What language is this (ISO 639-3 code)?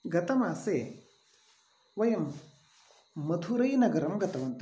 san